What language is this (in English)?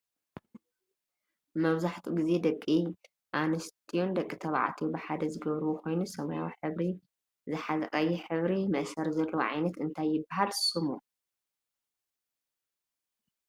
Tigrinya